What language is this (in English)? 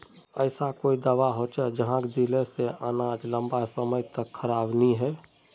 Magahi